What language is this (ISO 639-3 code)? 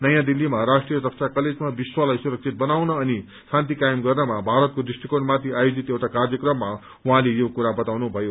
nep